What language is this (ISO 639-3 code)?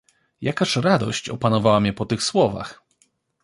pol